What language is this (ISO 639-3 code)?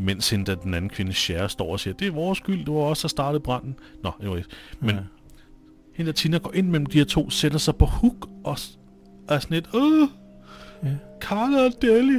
dan